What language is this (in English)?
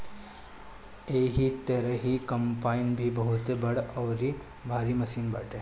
Bhojpuri